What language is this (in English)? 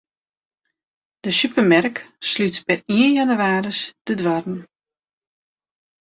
Western Frisian